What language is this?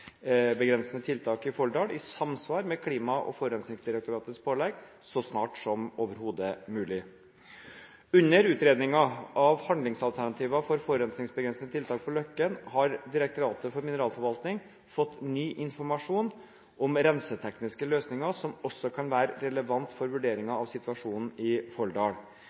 Norwegian Bokmål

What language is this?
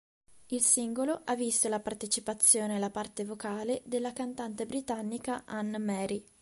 Italian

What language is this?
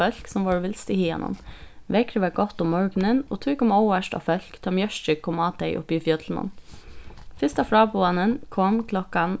Faroese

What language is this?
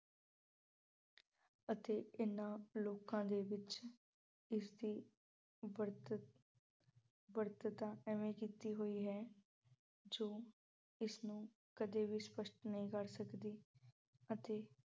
Punjabi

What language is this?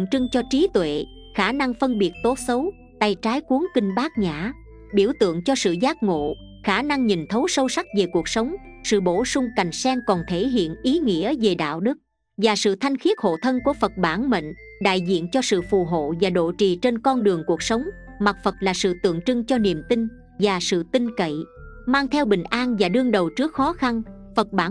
Vietnamese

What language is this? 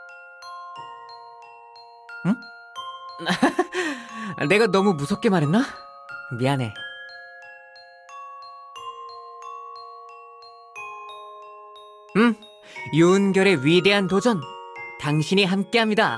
Korean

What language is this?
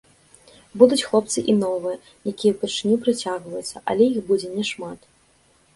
Belarusian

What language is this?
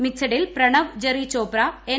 Malayalam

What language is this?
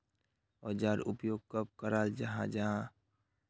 Magahi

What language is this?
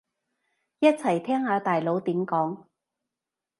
Cantonese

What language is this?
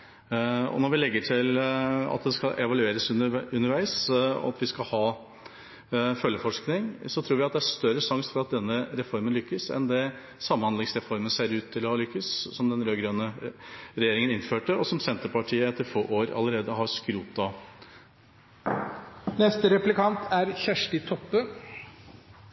Norwegian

